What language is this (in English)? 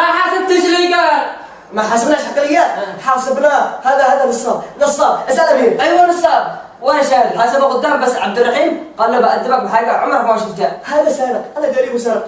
Arabic